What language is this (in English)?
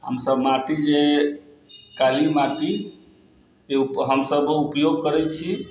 Maithili